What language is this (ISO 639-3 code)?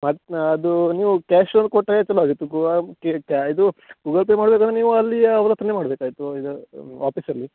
kan